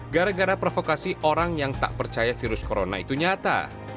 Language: Indonesian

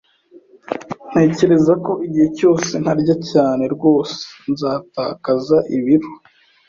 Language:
Kinyarwanda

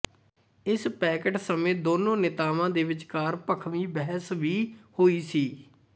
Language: Punjabi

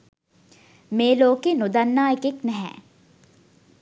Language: Sinhala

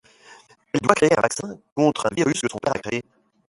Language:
French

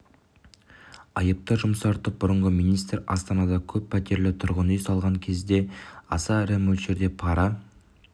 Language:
Kazakh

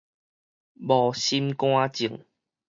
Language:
Min Nan Chinese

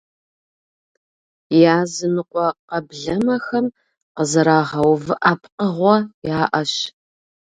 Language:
Kabardian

